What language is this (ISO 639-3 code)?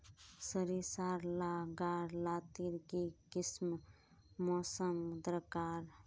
mag